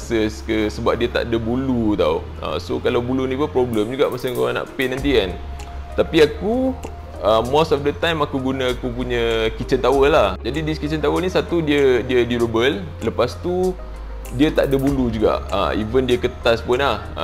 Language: Malay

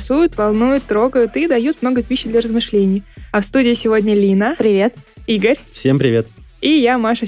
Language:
Russian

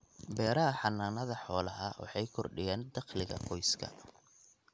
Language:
Somali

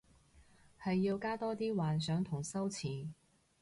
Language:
Cantonese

